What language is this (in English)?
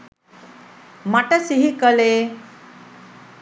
Sinhala